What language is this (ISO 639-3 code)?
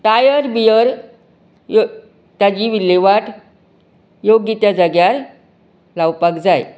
kok